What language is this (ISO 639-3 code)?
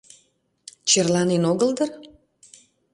chm